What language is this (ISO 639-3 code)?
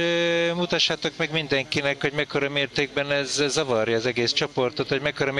hun